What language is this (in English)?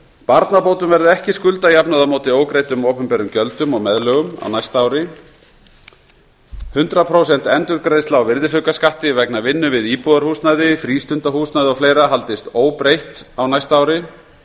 Icelandic